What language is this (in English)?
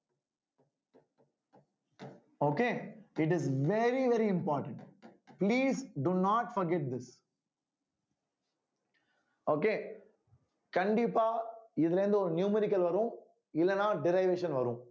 Tamil